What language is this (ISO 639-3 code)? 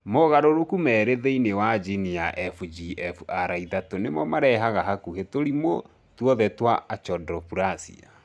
kik